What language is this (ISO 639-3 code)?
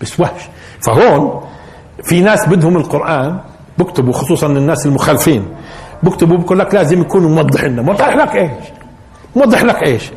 ara